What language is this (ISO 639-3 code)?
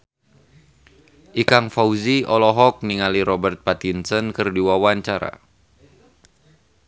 sun